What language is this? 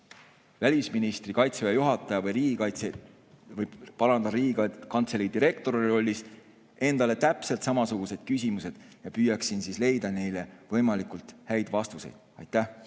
Estonian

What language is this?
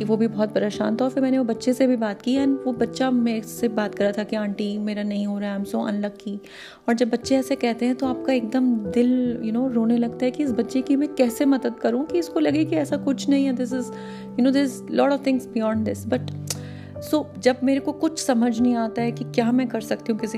Hindi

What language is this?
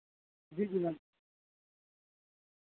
Dogri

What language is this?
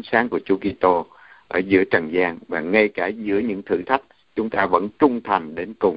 Vietnamese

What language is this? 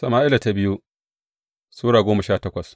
Hausa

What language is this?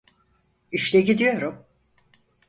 Turkish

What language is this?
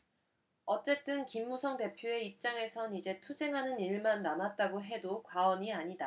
Korean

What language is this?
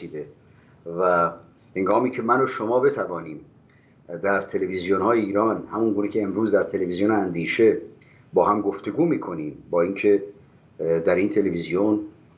Persian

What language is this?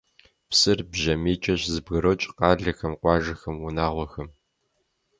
Kabardian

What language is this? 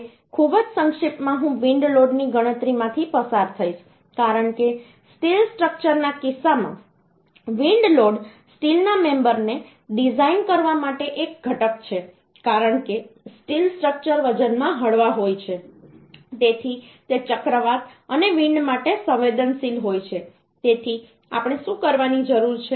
Gujarati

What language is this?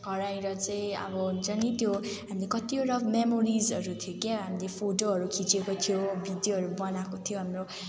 Nepali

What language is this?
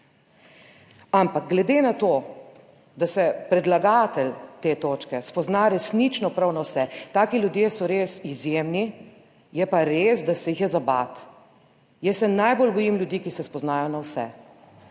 Slovenian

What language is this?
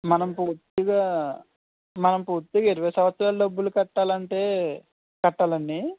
Telugu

